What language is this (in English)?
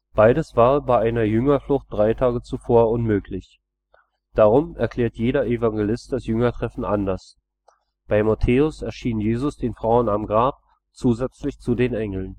German